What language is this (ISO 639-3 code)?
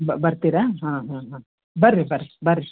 kan